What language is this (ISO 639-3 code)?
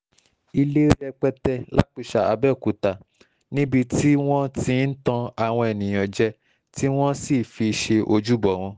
yor